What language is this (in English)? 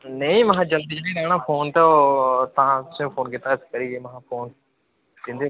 Dogri